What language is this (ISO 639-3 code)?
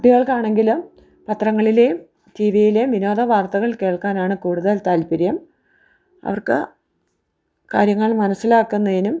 mal